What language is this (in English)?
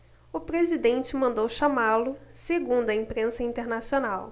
Portuguese